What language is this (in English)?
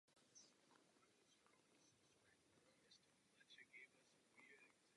Czech